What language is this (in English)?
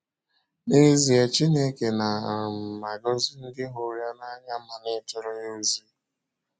Igbo